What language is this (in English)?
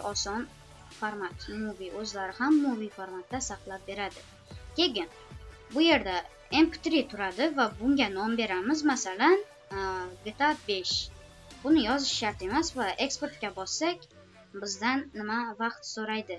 Turkish